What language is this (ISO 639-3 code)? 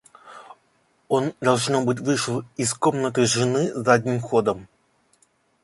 rus